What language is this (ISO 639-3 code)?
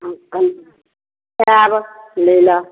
mai